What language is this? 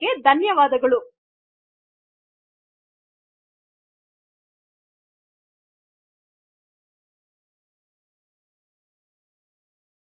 Kannada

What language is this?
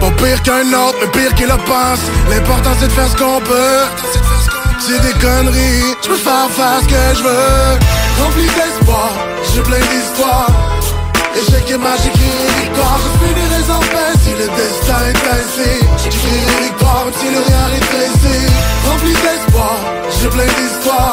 French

